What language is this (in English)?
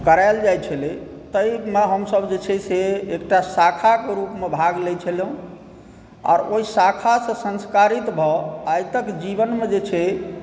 Maithili